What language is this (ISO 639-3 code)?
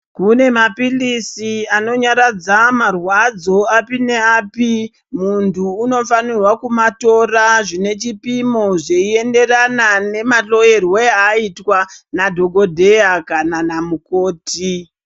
ndc